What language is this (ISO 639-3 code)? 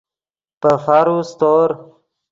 ydg